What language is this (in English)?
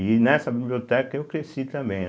Portuguese